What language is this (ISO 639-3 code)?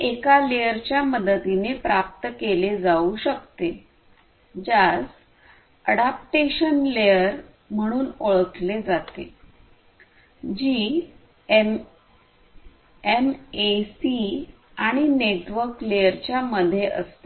mar